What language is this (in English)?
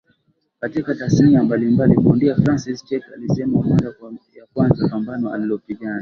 Swahili